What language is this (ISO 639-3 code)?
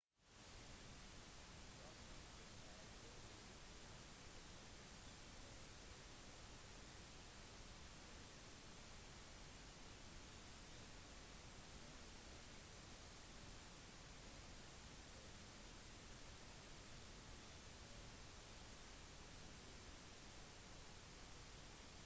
nob